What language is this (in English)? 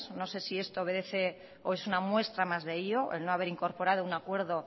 Spanish